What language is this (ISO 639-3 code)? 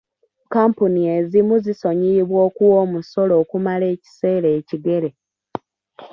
lug